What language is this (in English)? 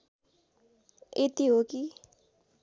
Nepali